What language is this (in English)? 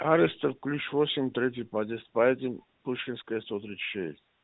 Russian